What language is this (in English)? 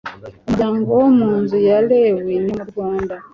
Kinyarwanda